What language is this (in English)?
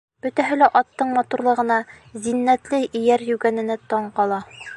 Bashkir